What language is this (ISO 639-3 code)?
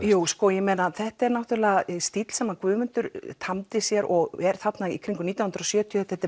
isl